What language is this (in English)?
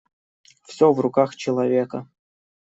Russian